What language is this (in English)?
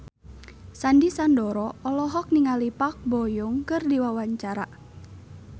Sundanese